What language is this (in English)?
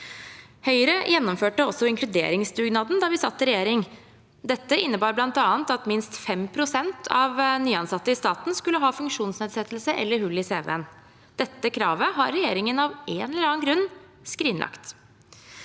Norwegian